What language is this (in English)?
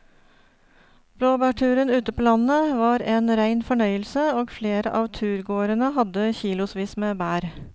Norwegian